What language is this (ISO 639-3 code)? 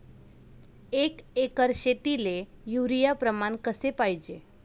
mar